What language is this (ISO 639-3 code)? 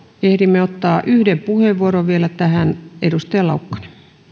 fin